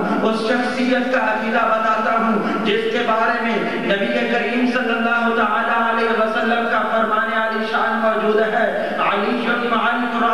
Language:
Arabic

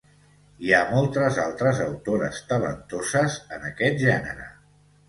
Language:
Catalan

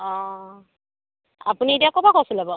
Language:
Assamese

